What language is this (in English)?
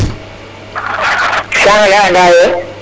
Serer